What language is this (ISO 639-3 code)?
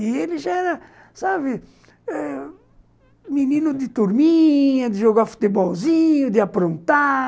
por